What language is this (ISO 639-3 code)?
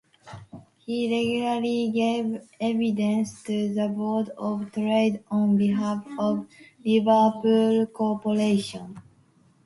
eng